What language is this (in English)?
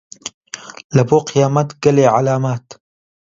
Central Kurdish